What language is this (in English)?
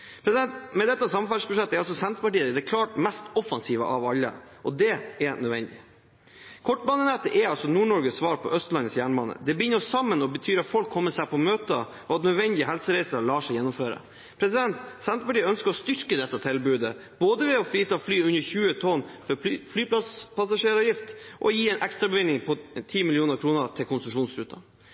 Norwegian Bokmål